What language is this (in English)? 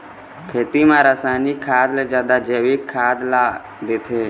Chhattisgarhi